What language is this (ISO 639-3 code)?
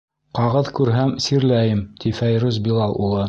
bak